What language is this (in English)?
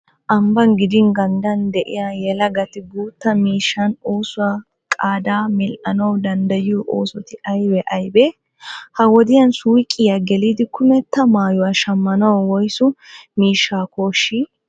Wolaytta